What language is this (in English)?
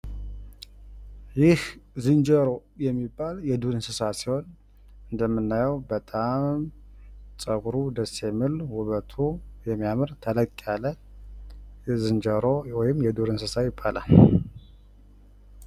Amharic